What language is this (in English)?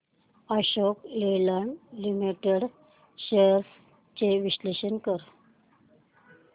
Marathi